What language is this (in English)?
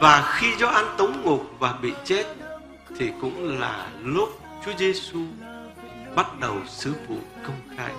Vietnamese